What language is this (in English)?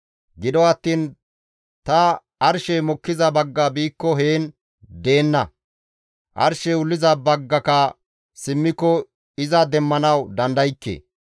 Gamo